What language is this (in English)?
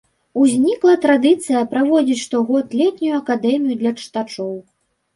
Belarusian